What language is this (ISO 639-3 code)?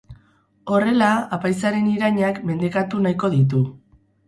eus